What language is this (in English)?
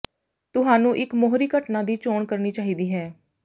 Punjabi